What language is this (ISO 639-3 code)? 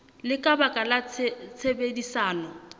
sot